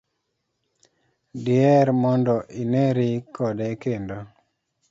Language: Luo (Kenya and Tanzania)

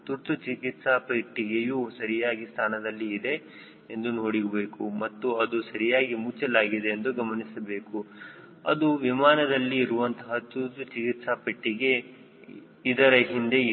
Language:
Kannada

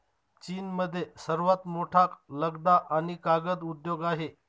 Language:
Marathi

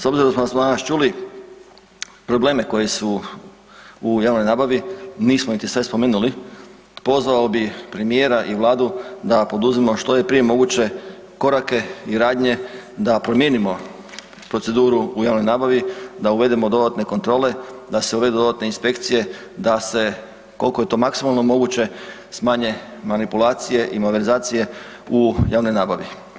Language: Croatian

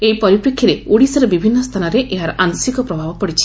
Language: Odia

